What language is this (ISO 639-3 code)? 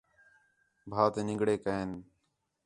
xhe